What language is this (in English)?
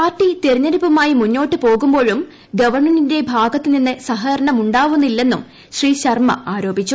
Malayalam